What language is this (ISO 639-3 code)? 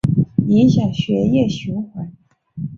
zho